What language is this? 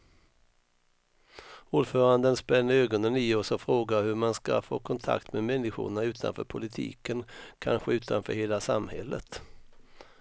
Swedish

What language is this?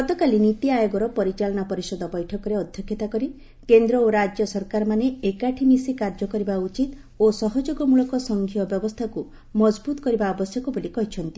Odia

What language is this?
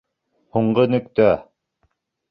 Bashkir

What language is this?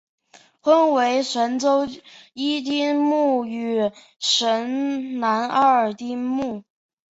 Chinese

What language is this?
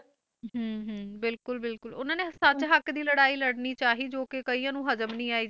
Punjabi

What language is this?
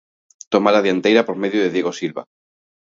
Galician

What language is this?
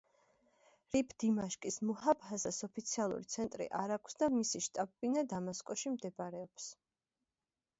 Georgian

